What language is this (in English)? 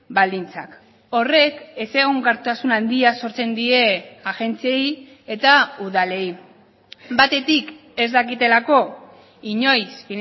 Basque